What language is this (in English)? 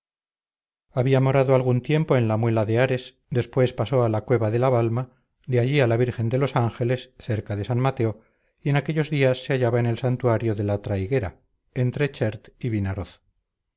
Spanish